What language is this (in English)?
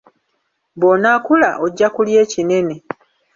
Ganda